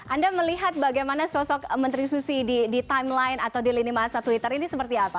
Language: Indonesian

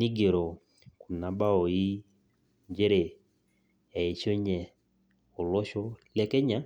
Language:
Masai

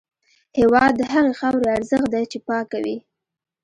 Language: Pashto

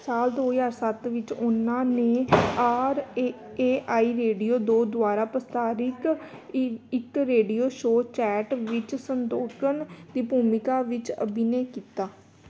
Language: Punjabi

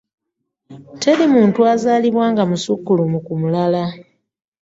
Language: Ganda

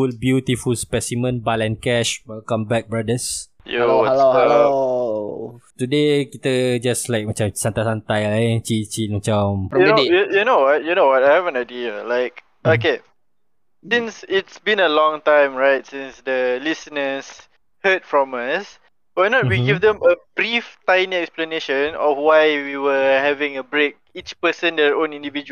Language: Malay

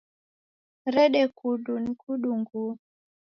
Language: Taita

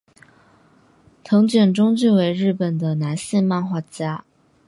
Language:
Chinese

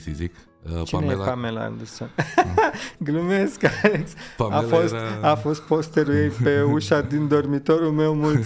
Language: Romanian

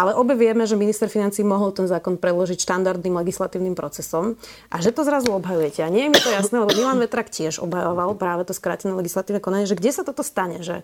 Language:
Slovak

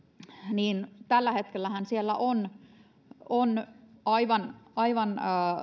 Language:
Finnish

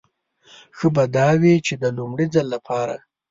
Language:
Pashto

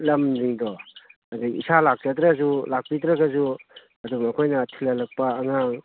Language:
Manipuri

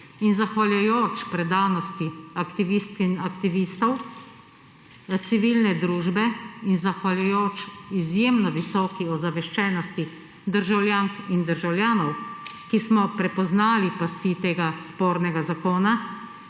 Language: Slovenian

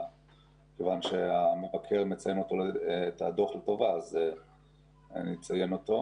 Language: Hebrew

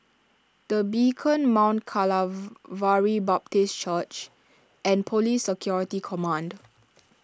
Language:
English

